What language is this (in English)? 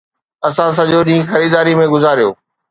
Sindhi